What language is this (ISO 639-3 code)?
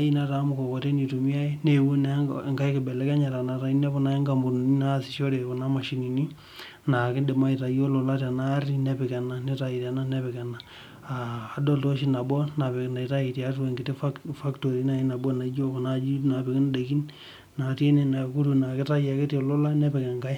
mas